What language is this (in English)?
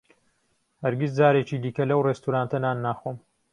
Central Kurdish